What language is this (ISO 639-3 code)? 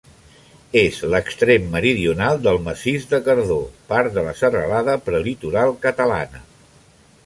cat